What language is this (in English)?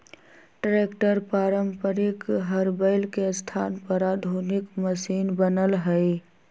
Magahi